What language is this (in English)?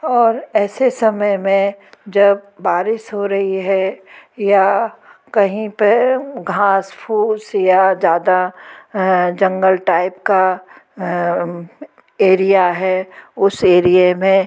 Hindi